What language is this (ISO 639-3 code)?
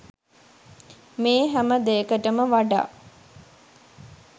sin